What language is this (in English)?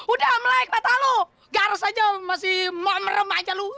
Indonesian